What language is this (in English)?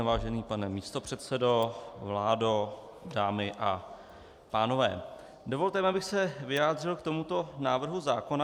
Czech